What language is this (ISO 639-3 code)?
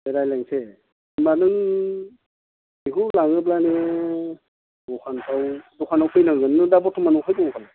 brx